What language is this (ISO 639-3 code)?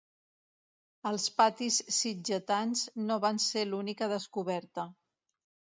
cat